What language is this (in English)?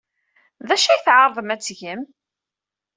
Kabyle